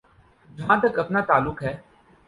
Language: Urdu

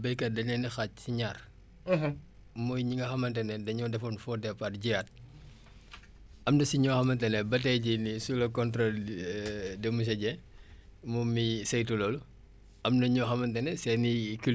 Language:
Wolof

